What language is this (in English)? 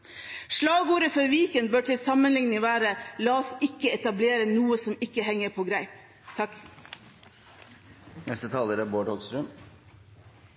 Norwegian Bokmål